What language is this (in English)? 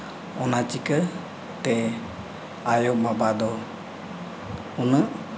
Santali